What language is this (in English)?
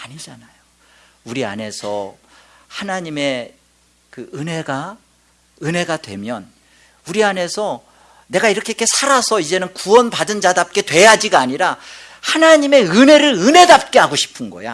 Korean